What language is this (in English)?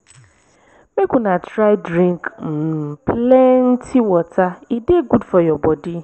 Nigerian Pidgin